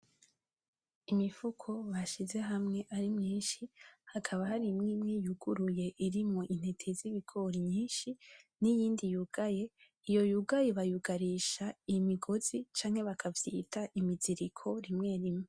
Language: Rundi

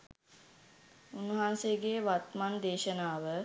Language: Sinhala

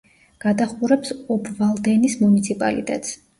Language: Georgian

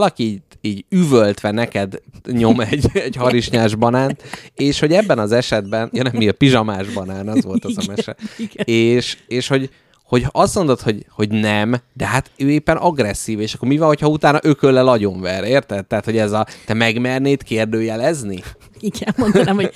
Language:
Hungarian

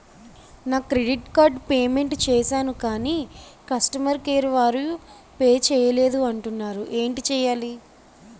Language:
Telugu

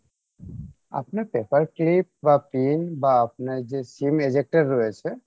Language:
Bangla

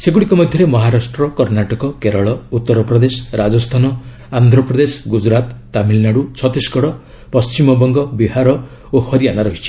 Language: Odia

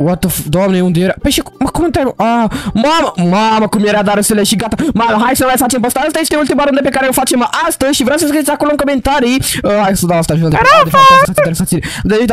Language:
Romanian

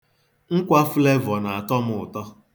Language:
Igbo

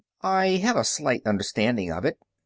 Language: English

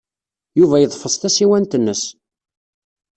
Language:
Kabyle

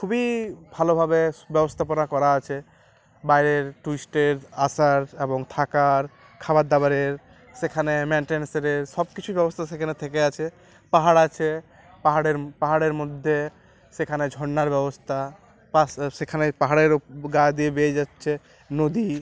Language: Bangla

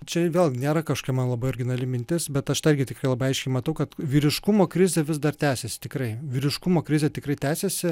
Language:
Lithuanian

